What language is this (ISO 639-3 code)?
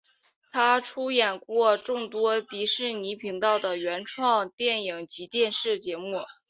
zho